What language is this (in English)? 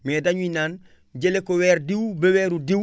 Wolof